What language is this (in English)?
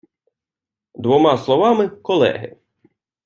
Ukrainian